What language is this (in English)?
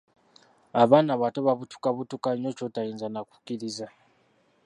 Ganda